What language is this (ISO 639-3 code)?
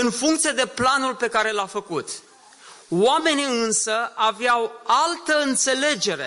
ron